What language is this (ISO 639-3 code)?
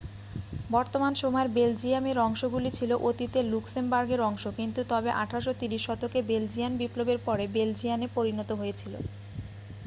ben